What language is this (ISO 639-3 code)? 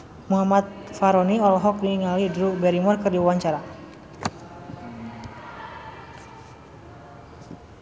sun